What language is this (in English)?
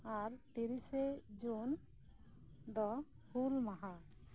Santali